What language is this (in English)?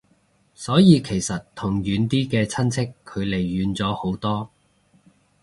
Cantonese